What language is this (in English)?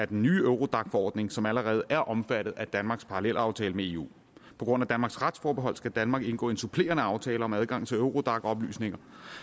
Danish